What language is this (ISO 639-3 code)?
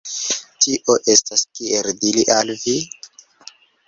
epo